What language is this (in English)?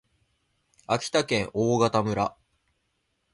Japanese